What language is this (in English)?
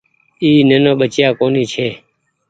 Goaria